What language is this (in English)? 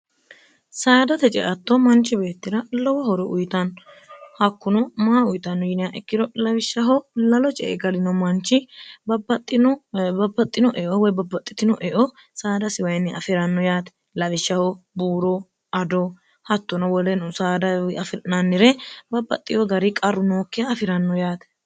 Sidamo